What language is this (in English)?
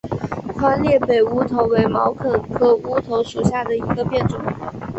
Chinese